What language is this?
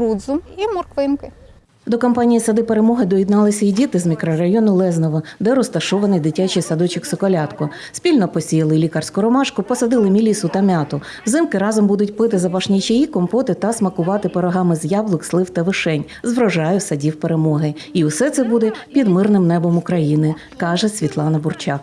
Ukrainian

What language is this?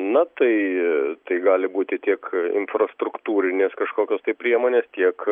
Lithuanian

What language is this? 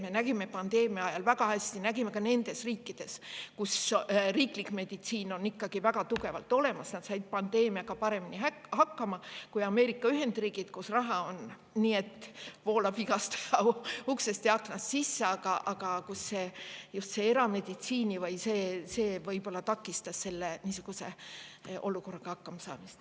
Estonian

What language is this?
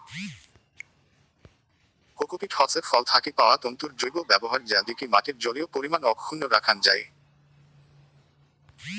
Bangla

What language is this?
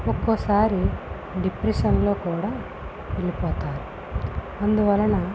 Telugu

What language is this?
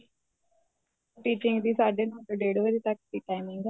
Punjabi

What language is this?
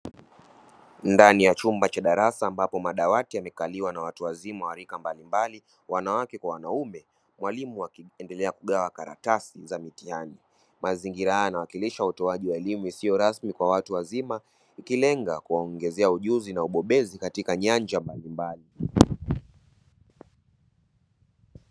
Swahili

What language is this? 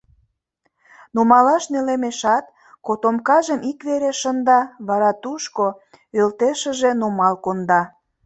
Mari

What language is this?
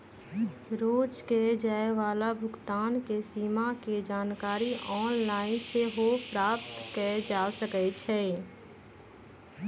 Magahi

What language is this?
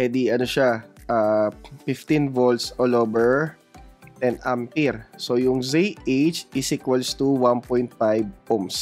Filipino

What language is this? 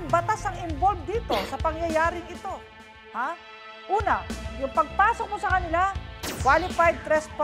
Filipino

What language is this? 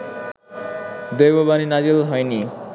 Bangla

